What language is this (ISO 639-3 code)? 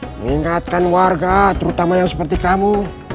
ind